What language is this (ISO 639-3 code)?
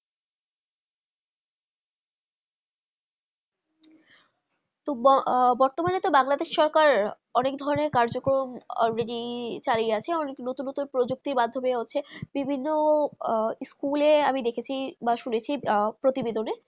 ben